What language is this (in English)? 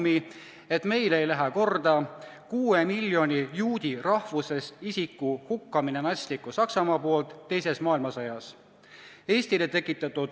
Estonian